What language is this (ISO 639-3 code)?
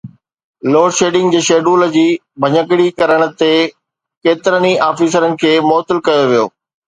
snd